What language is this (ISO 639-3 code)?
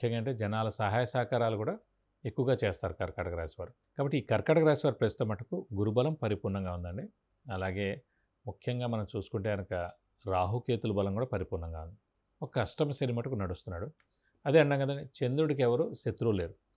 tel